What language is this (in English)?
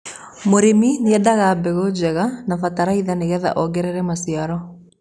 Kikuyu